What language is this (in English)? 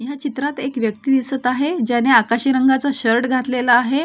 Marathi